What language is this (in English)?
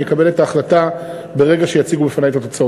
Hebrew